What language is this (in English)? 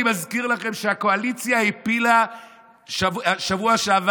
Hebrew